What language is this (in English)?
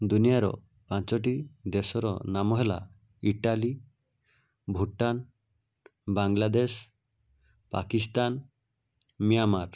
Odia